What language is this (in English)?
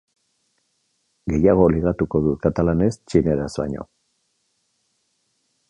Basque